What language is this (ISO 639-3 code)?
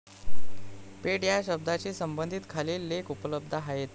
mar